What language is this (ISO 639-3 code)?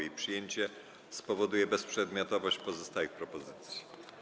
pol